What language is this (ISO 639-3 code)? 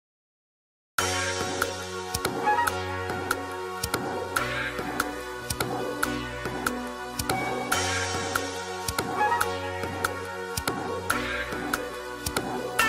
kor